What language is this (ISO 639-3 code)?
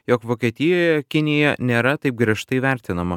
lit